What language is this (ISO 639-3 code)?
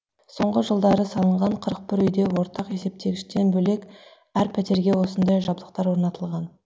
kaz